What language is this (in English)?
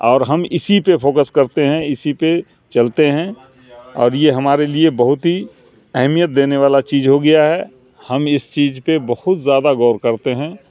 Urdu